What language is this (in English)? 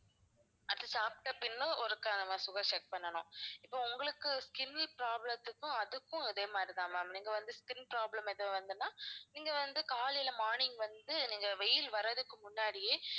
Tamil